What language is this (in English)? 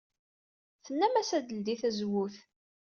Kabyle